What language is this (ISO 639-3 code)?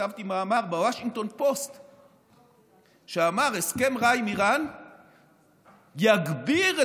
heb